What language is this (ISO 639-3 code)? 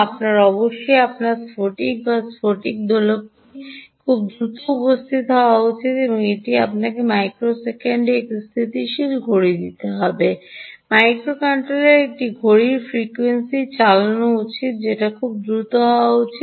ben